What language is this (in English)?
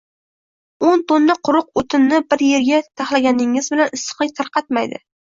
Uzbek